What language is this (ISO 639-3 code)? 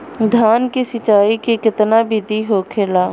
bho